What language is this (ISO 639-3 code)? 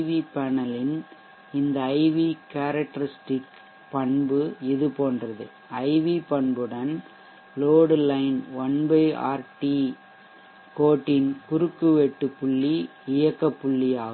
tam